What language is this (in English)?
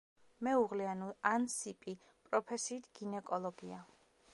Georgian